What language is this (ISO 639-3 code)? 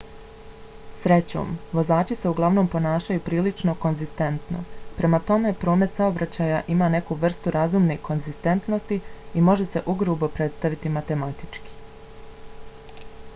bos